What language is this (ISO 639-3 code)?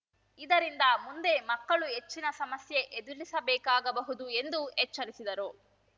kan